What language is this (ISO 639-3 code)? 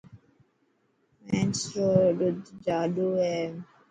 mki